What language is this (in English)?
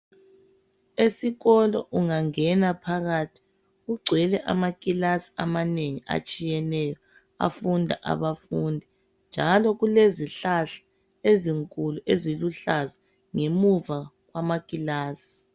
North Ndebele